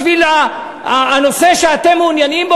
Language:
Hebrew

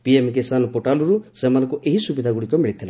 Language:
Odia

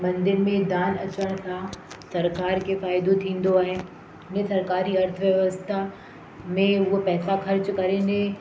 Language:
Sindhi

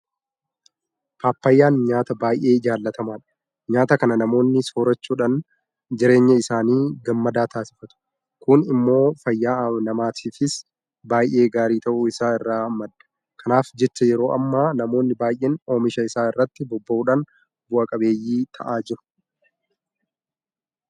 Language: Oromo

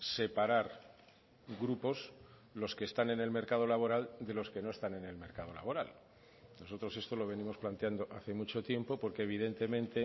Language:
Spanish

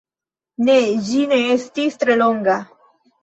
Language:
Esperanto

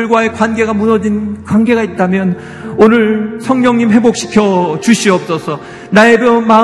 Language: Korean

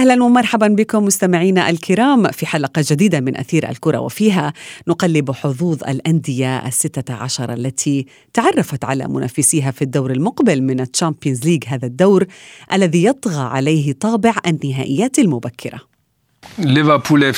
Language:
Arabic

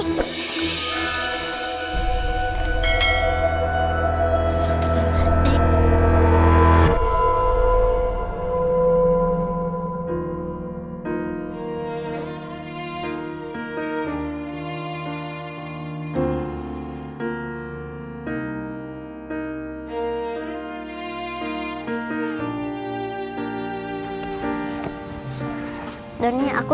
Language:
Indonesian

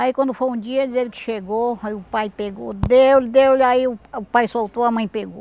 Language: Portuguese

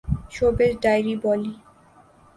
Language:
Urdu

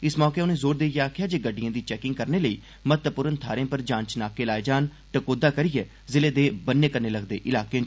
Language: Dogri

